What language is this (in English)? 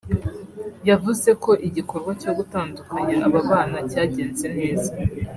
Kinyarwanda